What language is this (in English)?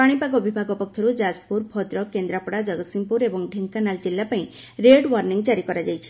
Odia